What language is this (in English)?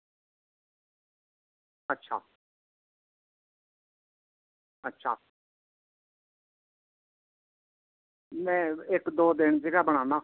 Dogri